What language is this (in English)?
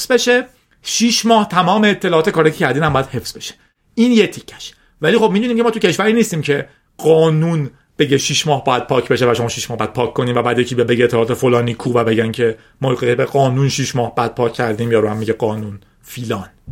Persian